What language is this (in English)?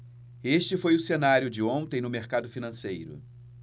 Portuguese